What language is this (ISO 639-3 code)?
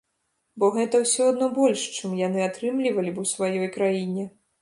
bel